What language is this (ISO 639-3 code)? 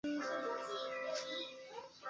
zho